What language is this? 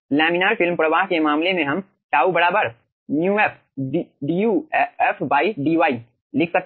Hindi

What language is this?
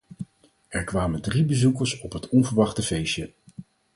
Dutch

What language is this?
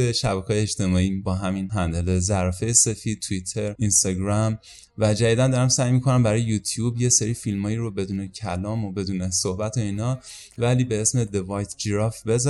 Persian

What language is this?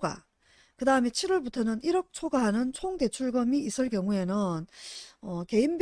Korean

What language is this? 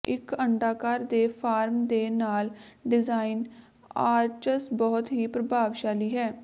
Punjabi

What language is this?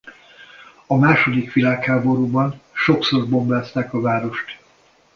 Hungarian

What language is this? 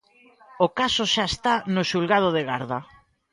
Galician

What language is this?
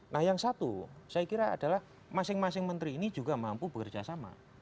Indonesian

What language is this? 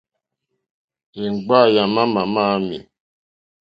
Mokpwe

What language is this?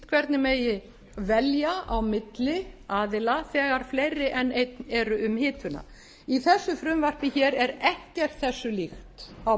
Icelandic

